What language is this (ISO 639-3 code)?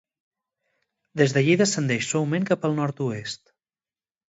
cat